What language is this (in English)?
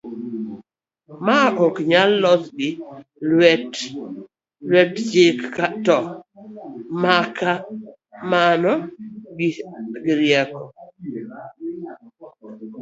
Luo (Kenya and Tanzania)